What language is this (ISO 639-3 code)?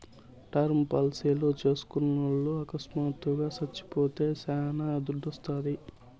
tel